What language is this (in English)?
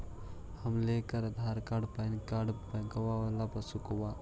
Magahi